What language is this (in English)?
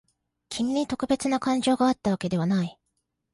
Japanese